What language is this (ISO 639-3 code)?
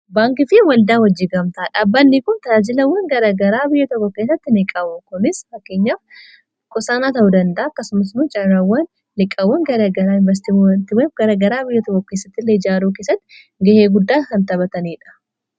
orm